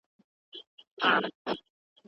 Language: Pashto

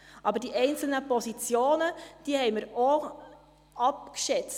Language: Swiss German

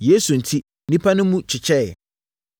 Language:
Akan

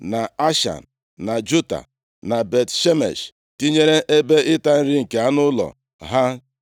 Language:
Igbo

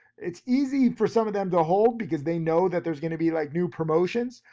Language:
English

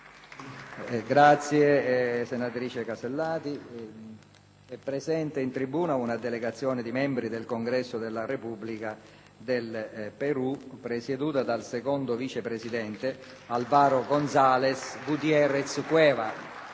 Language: Italian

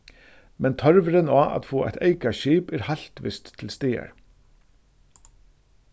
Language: Faroese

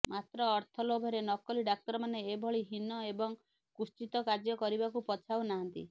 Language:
Odia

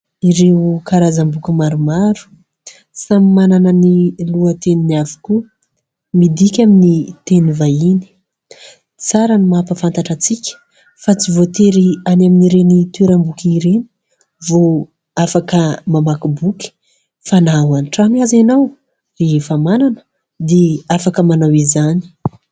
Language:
Malagasy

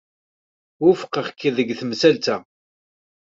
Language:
Kabyle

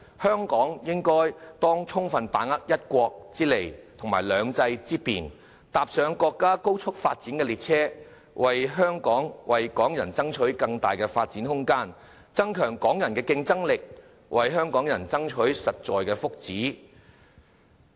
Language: Cantonese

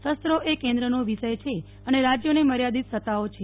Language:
Gujarati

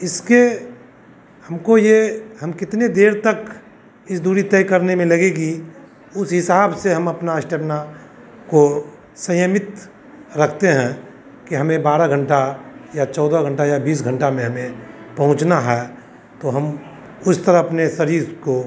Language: Hindi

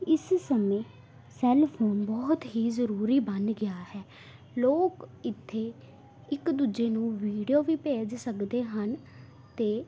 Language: Punjabi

